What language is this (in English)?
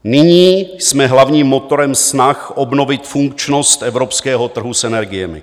Czech